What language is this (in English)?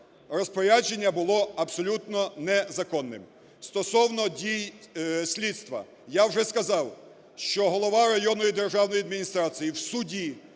Ukrainian